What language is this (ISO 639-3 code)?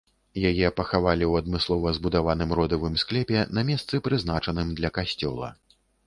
bel